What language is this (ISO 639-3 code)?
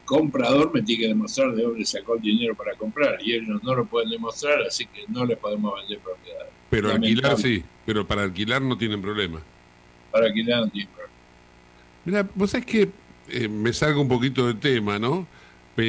spa